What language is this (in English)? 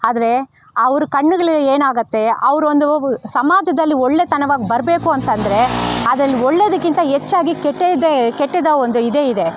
Kannada